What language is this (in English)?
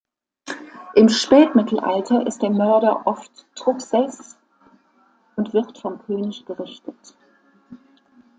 German